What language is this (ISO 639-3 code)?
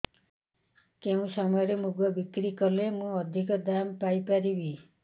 ori